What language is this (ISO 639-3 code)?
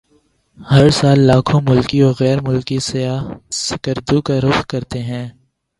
urd